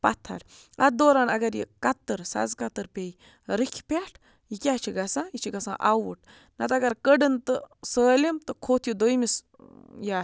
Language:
Kashmiri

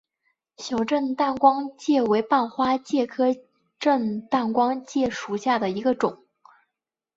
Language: Chinese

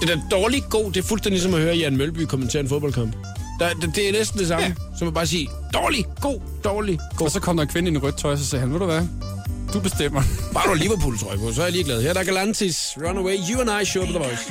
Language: Danish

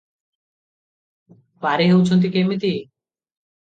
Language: Odia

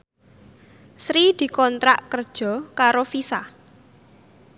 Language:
Javanese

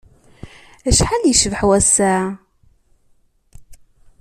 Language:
Kabyle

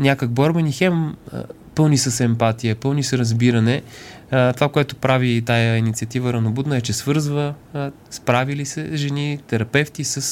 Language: Bulgarian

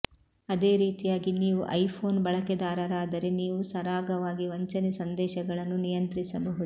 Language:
Kannada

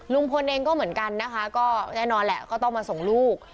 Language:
Thai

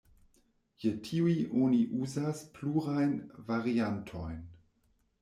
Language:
Esperanto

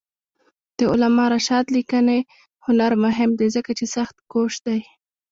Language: Pashto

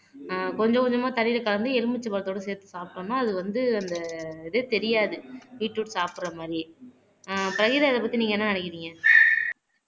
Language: Tamil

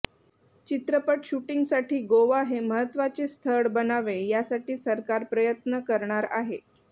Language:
Marathi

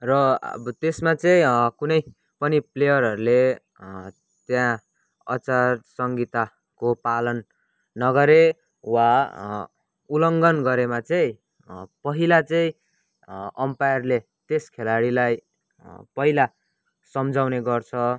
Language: Nepali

